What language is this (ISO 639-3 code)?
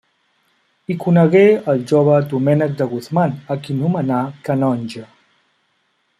cat